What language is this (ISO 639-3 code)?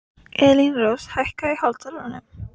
isl